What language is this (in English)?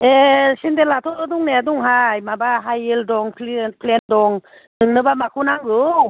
Bodo